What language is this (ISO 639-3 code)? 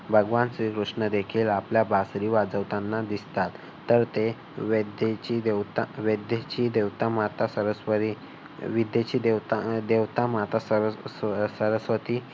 mar